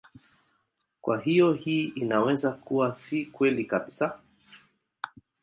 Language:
Swahili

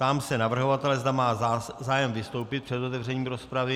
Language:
Czech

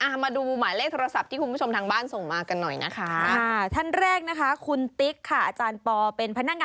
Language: Thai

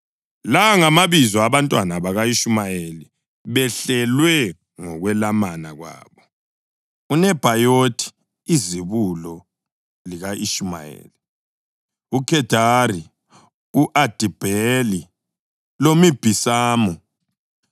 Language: North Ndebele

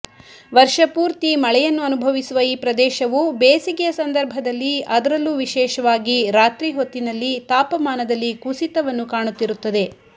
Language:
Kannada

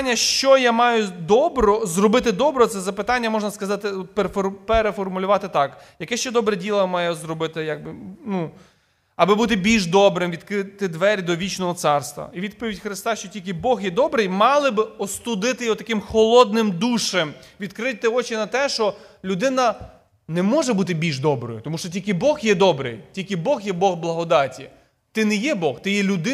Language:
Ukrainian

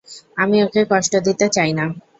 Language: Bangla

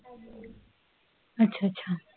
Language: Punjabi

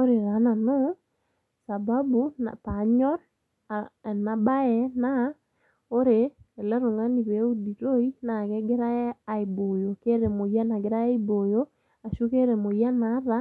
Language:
Masai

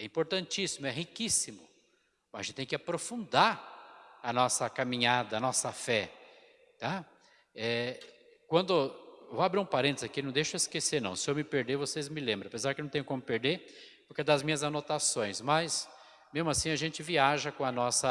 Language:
Portuguese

